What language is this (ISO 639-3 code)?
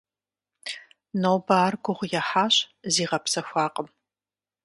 kbd